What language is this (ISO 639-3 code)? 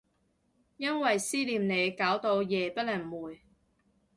yue